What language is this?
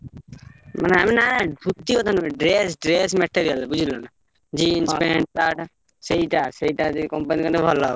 Odia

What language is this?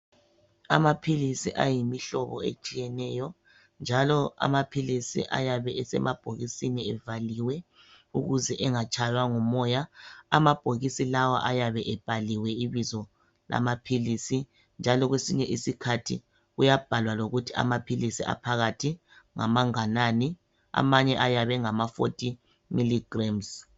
North Ndebele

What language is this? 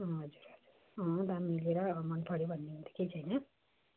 Nepali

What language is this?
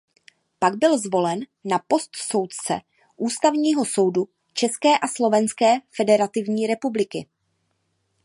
Czech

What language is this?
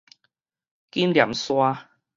Min Nan Chinese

